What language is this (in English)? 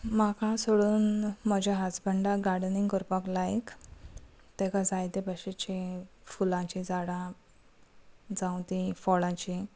Konkani